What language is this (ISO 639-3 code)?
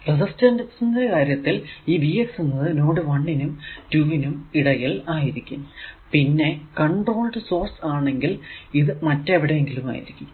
mal